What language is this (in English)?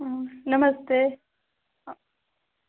Dogri